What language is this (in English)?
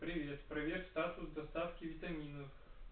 Russian